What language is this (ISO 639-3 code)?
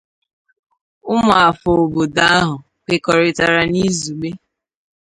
ibo